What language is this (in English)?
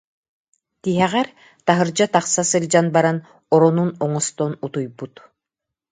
Yakut